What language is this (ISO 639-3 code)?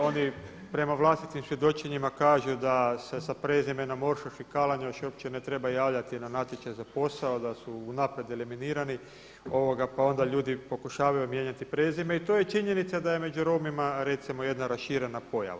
hrv